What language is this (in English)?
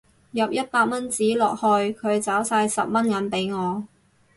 Cantonese